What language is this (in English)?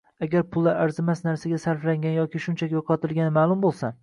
Uzbek